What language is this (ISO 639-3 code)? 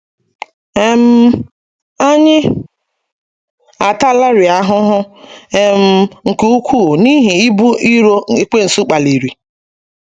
ibo